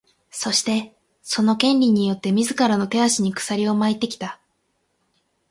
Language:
Japanese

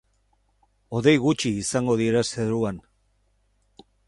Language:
Basque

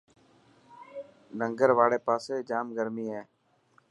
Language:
Dhatki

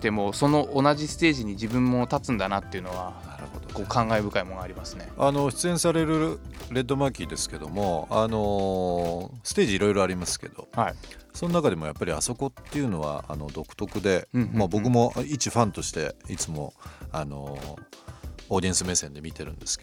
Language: Japanese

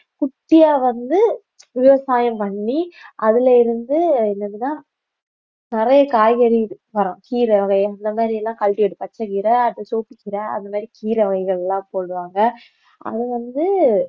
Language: Tamil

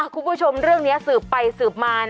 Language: Thai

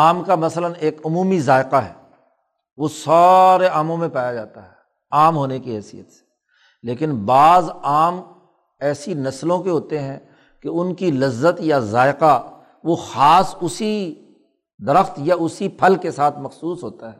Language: Urdu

